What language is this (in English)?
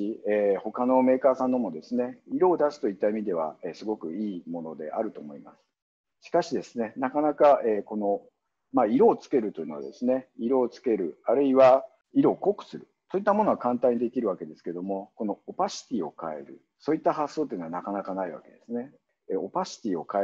Japanese